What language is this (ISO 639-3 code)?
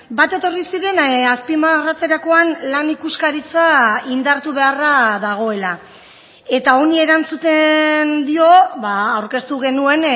eus